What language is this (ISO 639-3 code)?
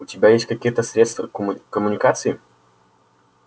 rus